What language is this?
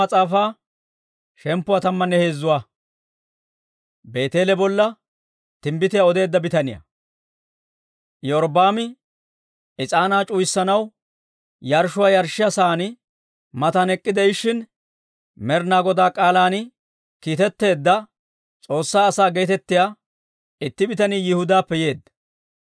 Dawro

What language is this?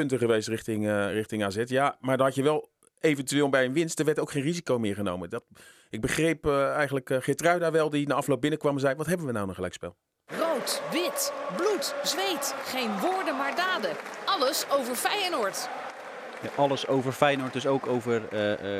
Dutch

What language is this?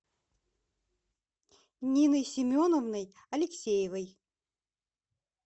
Russian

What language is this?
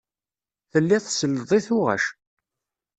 Kabyle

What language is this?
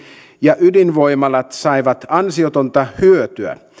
Finnish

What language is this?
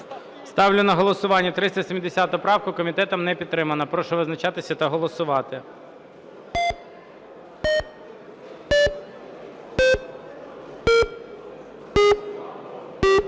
Ukrainian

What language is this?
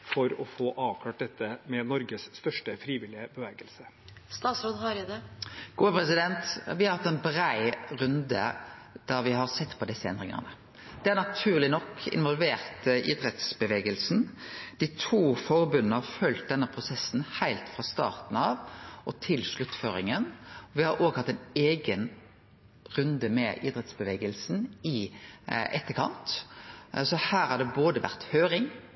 Norwegian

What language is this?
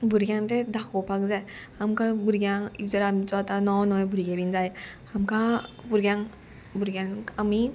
Konkani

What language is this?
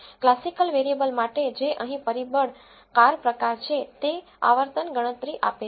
Gujarati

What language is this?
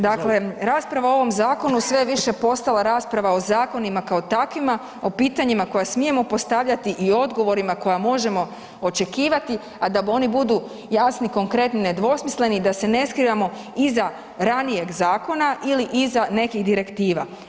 Croatian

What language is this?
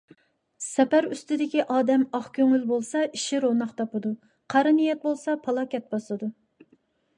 Uyghur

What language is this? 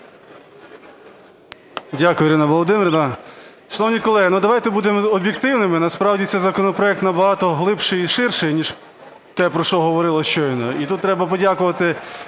Ukrainian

